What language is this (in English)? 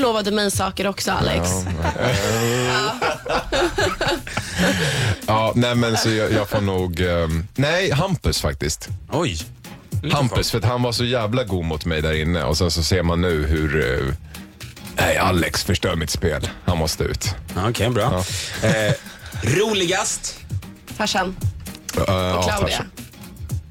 Swedish